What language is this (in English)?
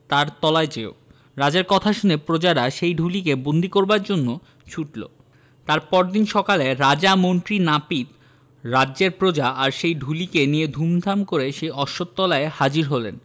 Bangla